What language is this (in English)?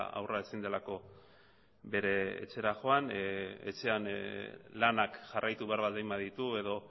Basque